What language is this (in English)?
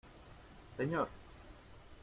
Spanish